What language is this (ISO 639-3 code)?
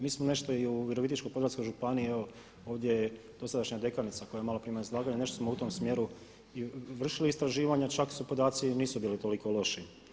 hrv